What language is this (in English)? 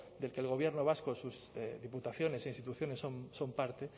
Spanish